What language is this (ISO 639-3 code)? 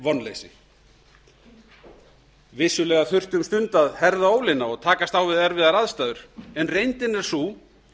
isl